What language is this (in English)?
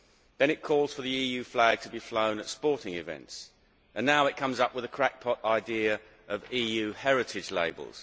English